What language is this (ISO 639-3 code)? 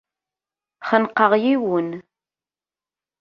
kab